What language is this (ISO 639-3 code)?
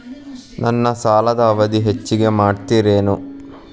kan